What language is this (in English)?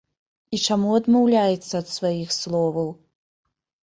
Belarusian